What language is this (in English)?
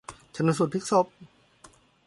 Thai